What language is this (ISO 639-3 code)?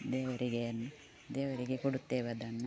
kan